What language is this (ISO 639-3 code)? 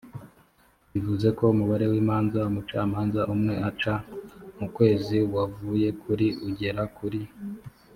kin